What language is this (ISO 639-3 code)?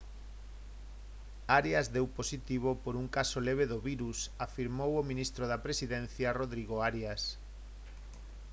glg